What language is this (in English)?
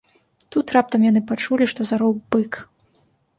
Belarusian